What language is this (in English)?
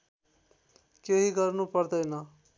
Nepali